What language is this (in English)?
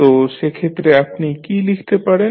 Bangla